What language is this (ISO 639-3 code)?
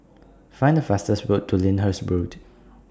eng